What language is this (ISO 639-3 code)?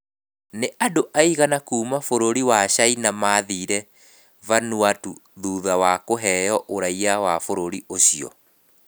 kik